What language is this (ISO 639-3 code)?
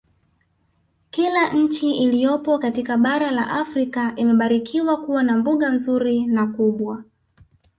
swa